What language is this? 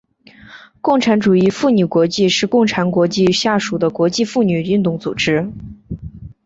Chinese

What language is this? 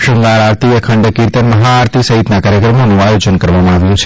Gujarati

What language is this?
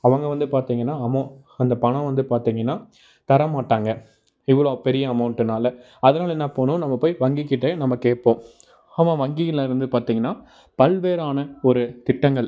Tamil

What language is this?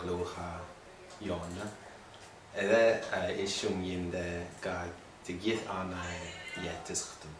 Russian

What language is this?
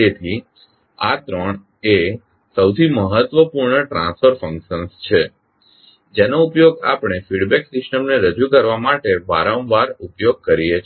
Gujarati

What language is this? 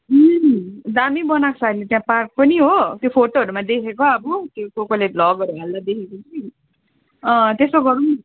Nepali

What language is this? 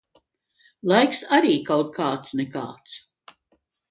Latvian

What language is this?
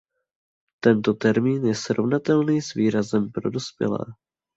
Czech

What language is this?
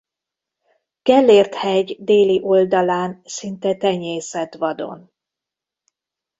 Hungarian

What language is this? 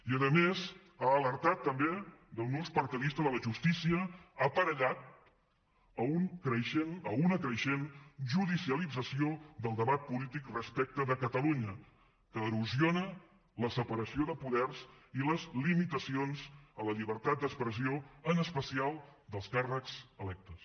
Catalan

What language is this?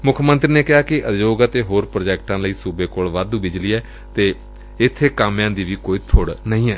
Punjabi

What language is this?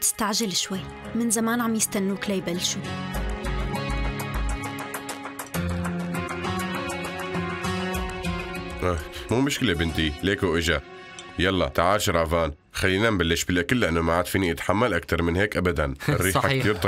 Arabic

